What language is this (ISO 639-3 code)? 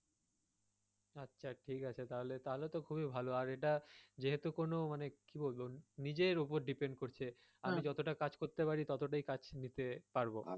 ben